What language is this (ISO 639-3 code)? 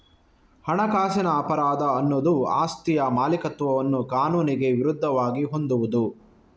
kan